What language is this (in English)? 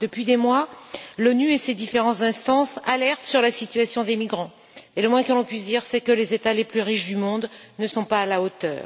French